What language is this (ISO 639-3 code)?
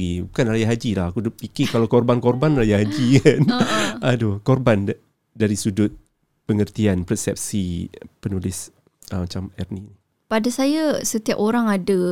msa